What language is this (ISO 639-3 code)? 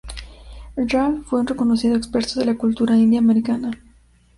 spa